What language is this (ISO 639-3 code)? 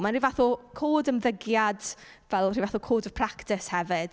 cym